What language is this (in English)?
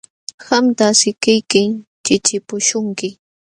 Jauja Wanca Quechua